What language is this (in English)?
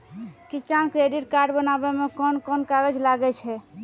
Maithili